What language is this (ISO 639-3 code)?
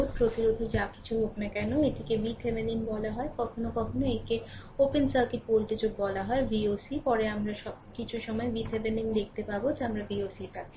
ben